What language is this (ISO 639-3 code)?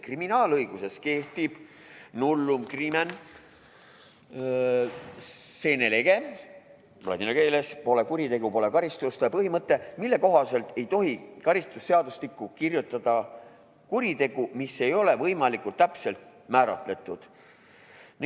est